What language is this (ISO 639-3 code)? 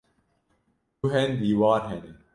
kur